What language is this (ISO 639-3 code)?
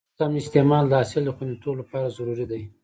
pus